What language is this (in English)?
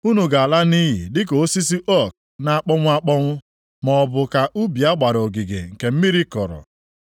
Igbo